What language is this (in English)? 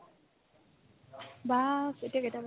Assamese